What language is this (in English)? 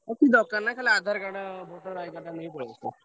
Odia